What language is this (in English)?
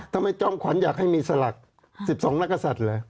Thai